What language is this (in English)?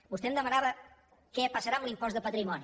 Catalan